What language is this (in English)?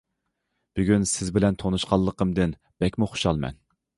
Uyghur